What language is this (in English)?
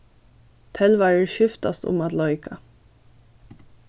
Faroese